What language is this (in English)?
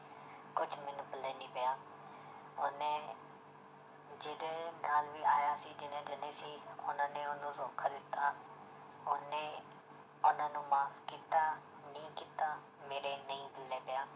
Punjabi